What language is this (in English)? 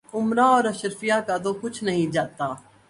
Urdu